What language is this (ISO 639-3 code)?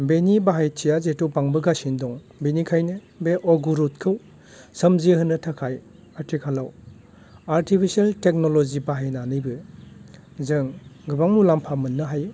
brx